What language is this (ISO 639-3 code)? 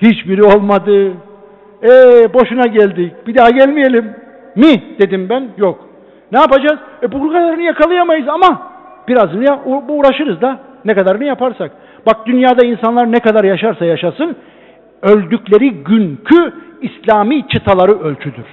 tur